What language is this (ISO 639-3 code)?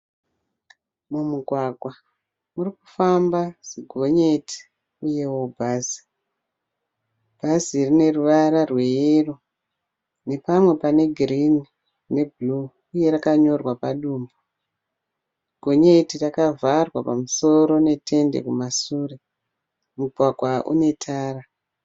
sna